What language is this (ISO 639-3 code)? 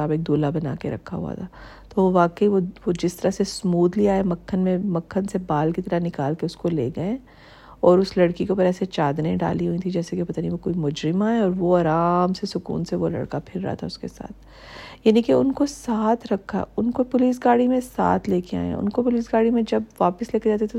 urd